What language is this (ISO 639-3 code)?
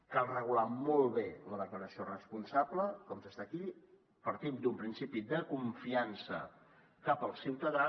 cat